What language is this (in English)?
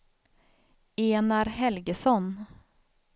Swedish